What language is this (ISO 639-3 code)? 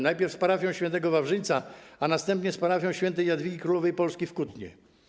pol